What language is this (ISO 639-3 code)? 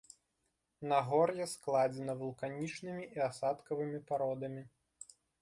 bel